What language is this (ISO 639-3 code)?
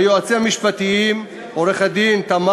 heb